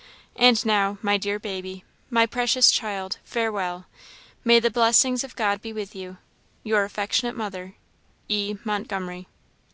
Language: English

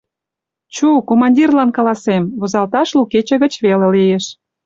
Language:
Mari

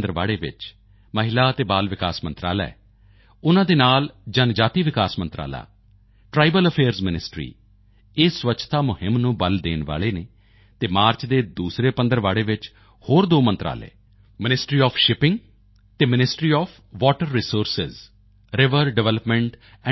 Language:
Punjabi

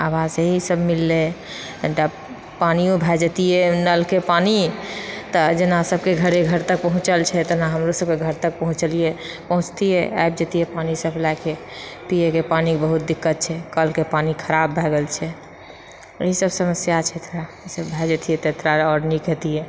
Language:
Maithili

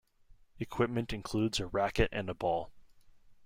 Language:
English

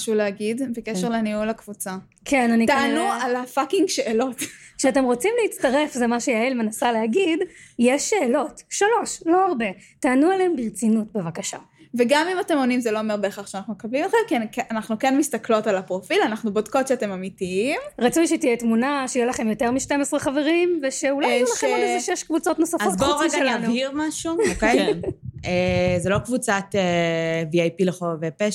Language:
Hebrew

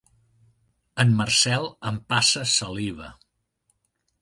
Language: Catalan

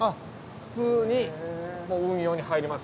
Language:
Japanese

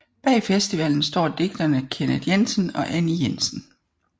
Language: Danish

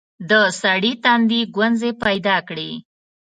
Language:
Pashto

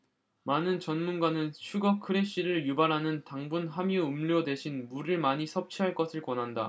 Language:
Korean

